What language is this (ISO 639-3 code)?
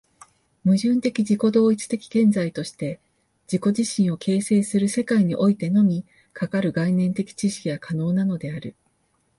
jpn